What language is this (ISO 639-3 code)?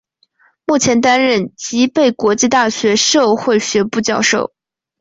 zho